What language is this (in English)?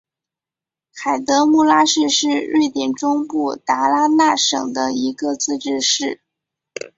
Chinese